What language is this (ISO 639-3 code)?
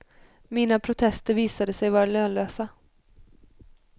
swe